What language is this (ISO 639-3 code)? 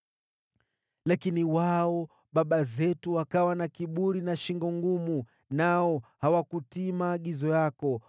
swa